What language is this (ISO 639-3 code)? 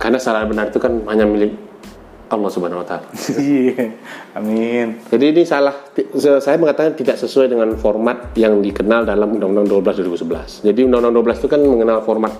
ind